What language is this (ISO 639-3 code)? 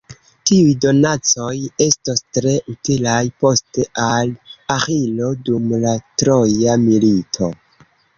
epo